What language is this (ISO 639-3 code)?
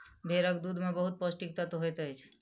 mai